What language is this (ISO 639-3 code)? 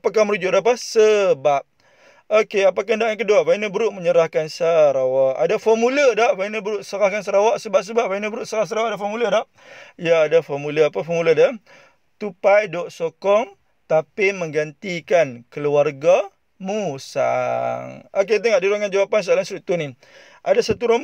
msa